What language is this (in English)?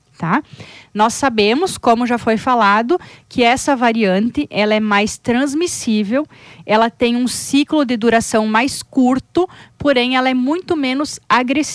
Portuguese